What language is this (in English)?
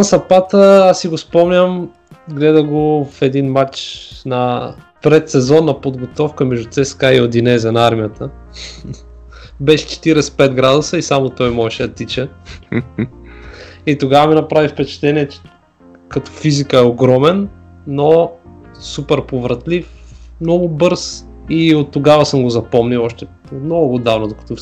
Bulgarian